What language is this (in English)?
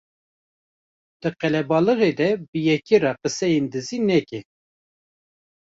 Kurdish